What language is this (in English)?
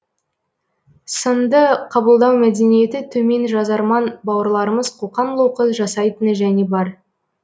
Kazakh